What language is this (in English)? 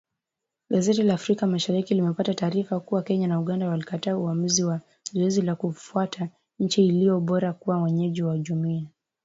Swahili